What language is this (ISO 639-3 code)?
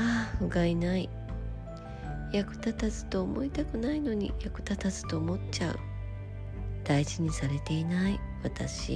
jpn